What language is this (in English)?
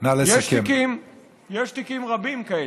Hebrew